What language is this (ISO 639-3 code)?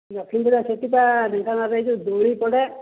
ori